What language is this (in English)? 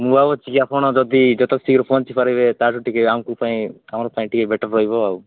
Odia